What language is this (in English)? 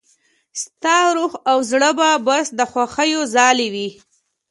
Pashto